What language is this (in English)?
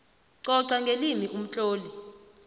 South Ndebele